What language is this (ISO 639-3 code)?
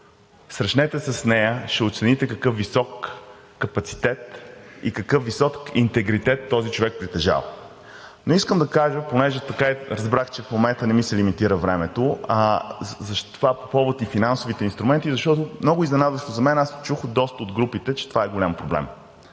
bul